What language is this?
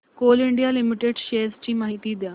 Marathi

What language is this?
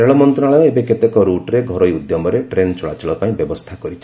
Odia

